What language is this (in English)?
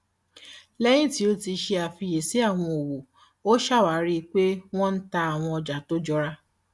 Yoruba